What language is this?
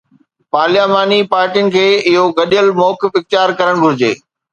Sindhi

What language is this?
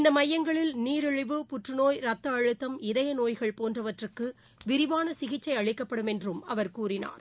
Tamil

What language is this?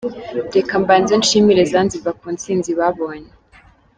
Kinyarwanda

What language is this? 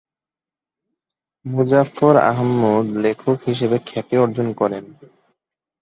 Bangla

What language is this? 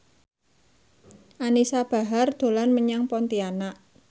Javanese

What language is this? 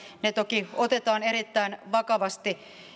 Finnish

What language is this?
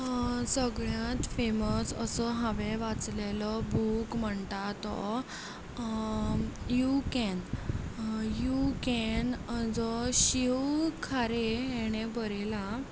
Konkani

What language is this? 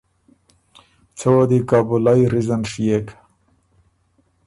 Ormuri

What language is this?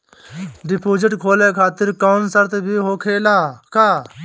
Bhojpuri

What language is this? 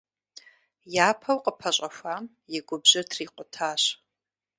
Kabardian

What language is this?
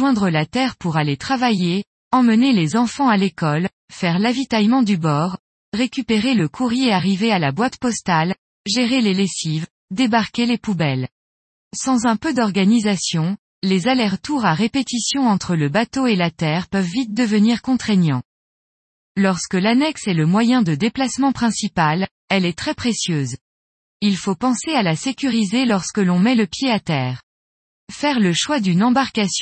French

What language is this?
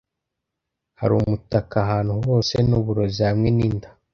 Kinyarwanda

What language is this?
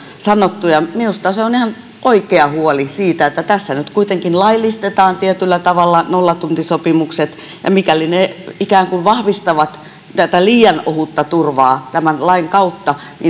Finnish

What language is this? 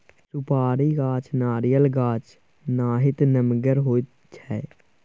Maithili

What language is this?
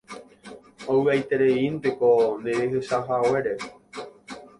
Guarani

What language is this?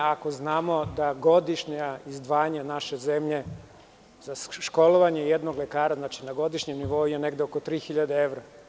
Serbian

